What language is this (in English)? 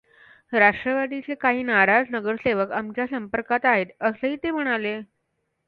Marathi